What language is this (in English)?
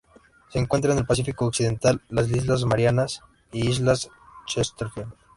Spanish